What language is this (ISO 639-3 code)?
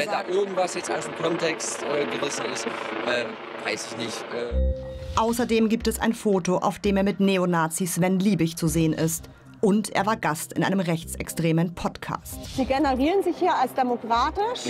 deu